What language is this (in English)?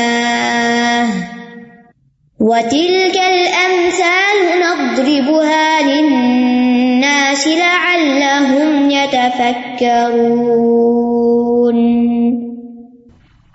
Urdu